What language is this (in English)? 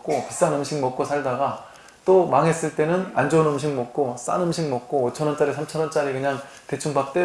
Korean